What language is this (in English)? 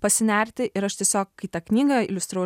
Lithuanian